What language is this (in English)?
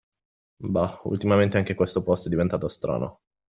Italian